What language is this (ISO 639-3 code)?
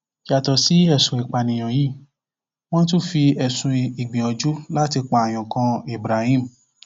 yor